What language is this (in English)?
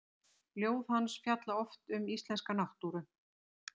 Icelandic